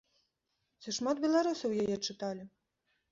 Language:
Belarusian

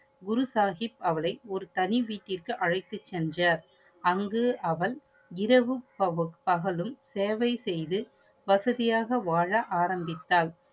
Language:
Tamil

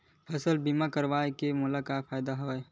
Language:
Chhattisgarhi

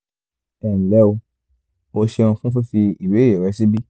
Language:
Yoruba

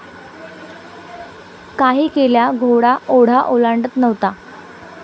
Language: Marathi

